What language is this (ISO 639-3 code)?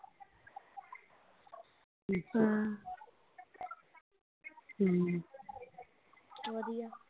pan